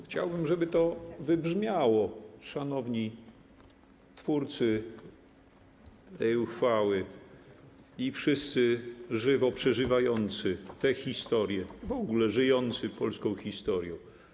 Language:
Polish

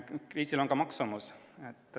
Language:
Estonian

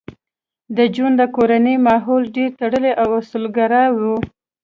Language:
Pashto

